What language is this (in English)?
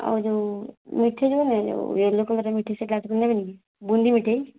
Odia